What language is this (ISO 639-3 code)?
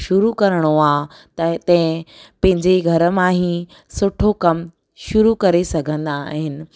snd